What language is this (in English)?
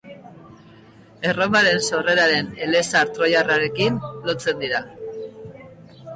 Basque